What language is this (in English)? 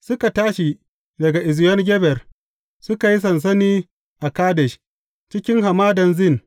Hausa